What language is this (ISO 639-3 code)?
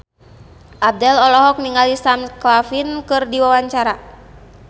sun